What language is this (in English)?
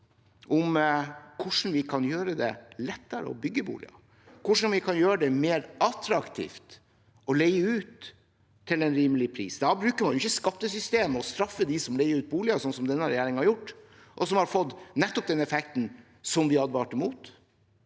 Norwegian